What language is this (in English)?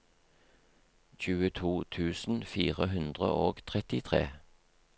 Norwegian